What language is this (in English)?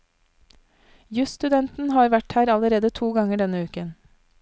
Norwegian